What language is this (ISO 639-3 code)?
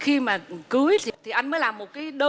vie